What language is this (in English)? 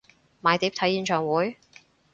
Cantonese